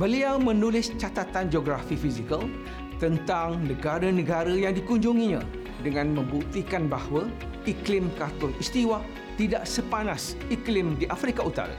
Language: Malay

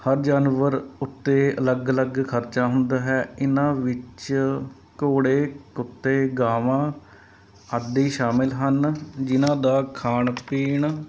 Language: Punjabi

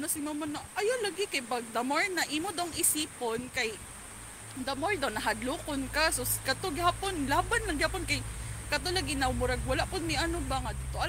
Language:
Filipino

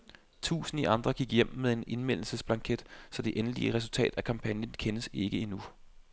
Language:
Danish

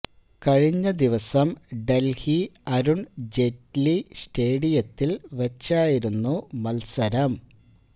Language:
Malayalam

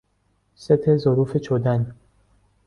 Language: Persian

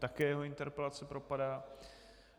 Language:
Czech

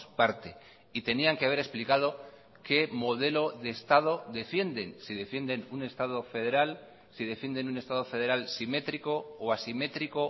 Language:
Spanish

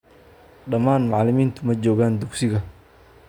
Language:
Somali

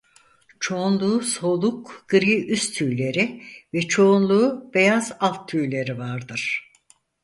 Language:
Turkish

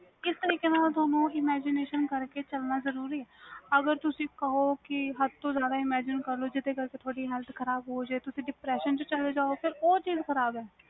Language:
Punjabi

